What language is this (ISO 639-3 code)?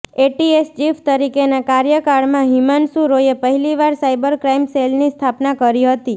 guj